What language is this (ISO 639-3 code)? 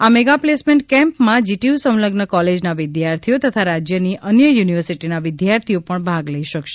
guj